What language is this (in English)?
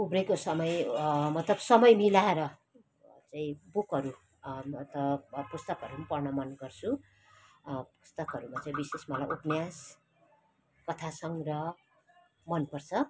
Nepali